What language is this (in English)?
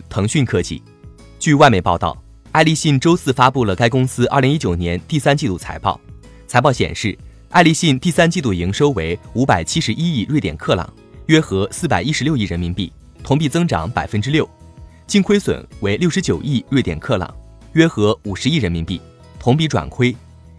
Chinese